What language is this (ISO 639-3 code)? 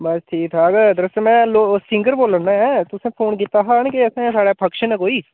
doi